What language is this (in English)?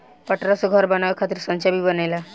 Bhojpuri